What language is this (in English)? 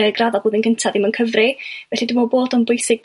Welsh